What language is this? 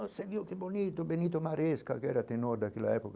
Portuguese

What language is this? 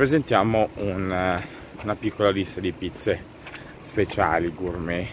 Italian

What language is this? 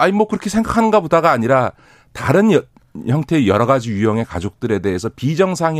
Korean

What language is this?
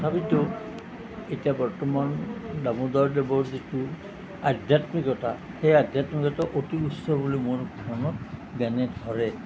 Assamese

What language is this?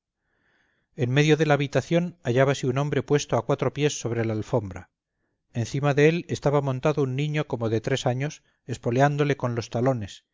Spanish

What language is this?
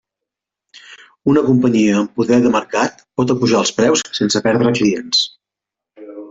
Catalan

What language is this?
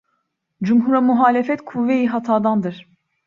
Turkish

